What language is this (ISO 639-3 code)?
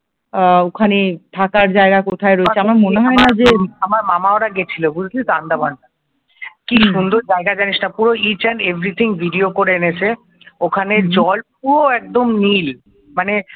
ben